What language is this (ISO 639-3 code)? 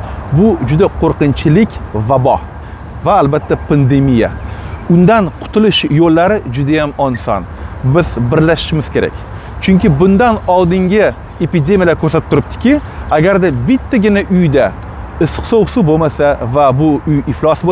rus